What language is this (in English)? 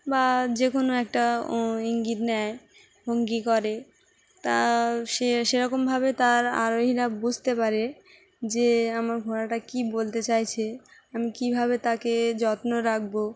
Bangla